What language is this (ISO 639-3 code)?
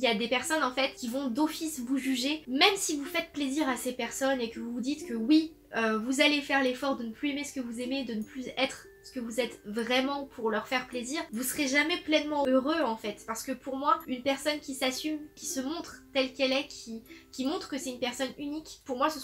fra